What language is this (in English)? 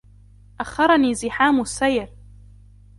Arabic